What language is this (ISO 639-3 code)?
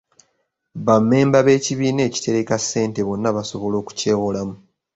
lug